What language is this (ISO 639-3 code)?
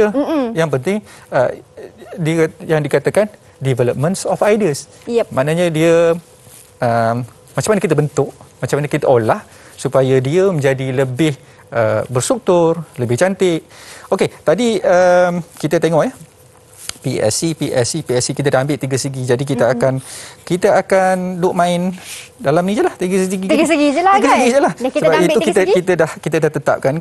msa